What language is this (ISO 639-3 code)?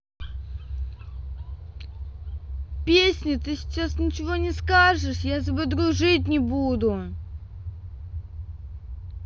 rus